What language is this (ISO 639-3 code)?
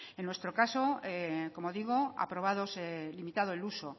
spa